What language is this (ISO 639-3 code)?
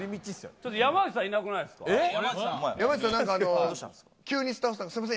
jpn